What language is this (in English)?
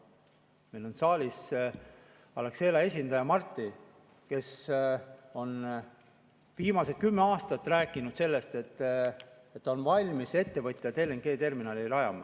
Estonian